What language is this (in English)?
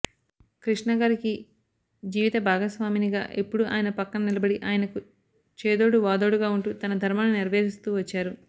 Telugu